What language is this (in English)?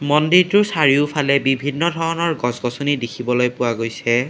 Assamese